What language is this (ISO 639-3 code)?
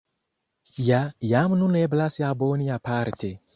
epo